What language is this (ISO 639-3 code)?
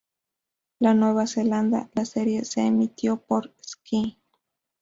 spa